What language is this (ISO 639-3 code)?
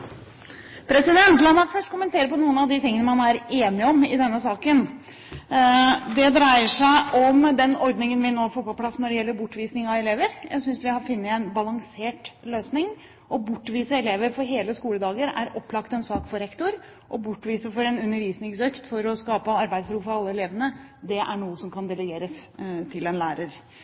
nob